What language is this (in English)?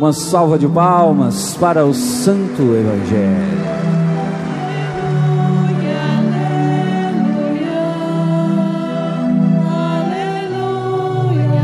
Portuguese